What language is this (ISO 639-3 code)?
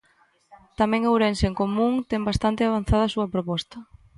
glg